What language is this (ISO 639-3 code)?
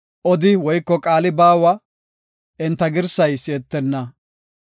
gof